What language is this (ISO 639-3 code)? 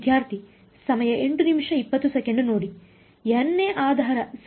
kan